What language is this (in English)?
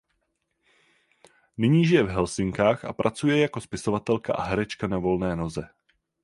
Czech